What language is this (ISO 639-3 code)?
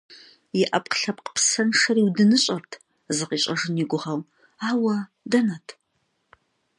kbd